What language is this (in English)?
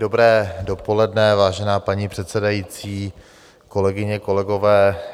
Czech